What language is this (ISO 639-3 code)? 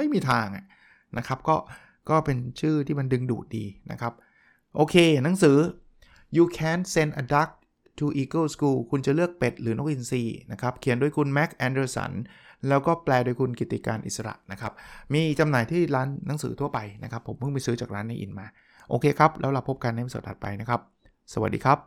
tha